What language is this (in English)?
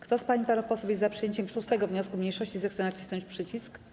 Polish